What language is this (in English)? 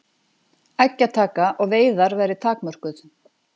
Icelandic